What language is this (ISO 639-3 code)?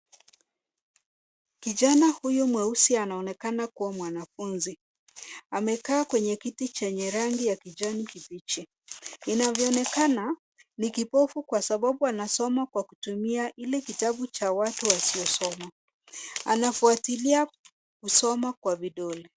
swa